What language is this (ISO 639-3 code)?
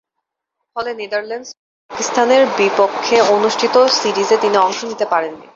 ben